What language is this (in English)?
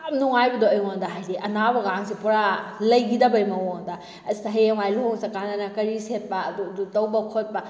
Manipuri